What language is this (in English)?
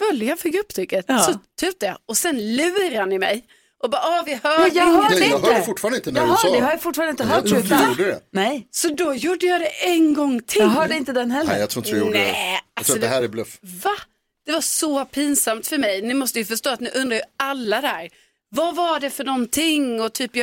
Swedish